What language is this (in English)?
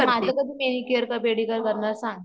Marathi